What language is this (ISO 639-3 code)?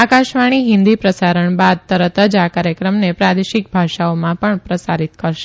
guj